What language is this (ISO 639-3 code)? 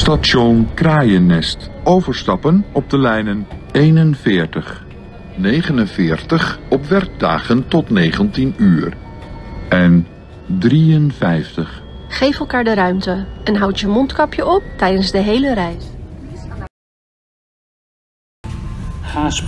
nld